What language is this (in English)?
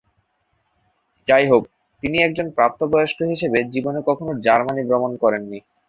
Bangla